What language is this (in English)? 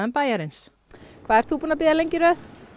Icelandic